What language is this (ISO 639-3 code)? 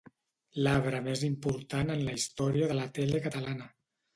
cat